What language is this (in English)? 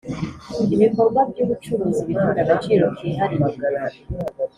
Kinyarwanda